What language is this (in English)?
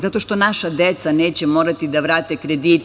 Serbian